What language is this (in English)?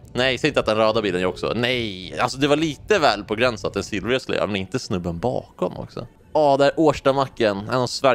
Swedish